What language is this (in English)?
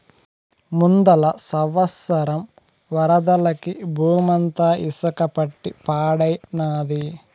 Telugu